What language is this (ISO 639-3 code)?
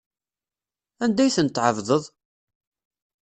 kab